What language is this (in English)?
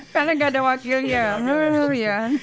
Indonesian